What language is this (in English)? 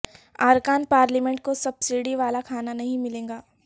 Urdu